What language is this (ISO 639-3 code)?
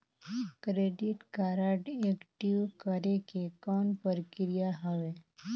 hne